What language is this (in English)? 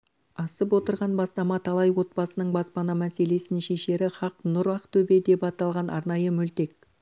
Kazakh